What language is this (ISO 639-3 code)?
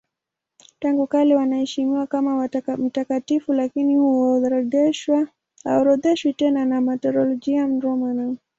swa